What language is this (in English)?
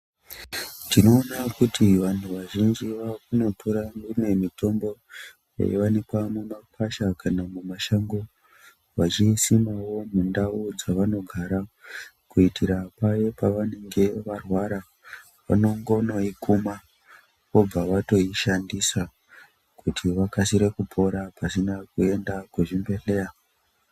Ndau